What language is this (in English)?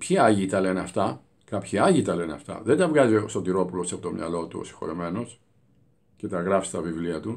Greek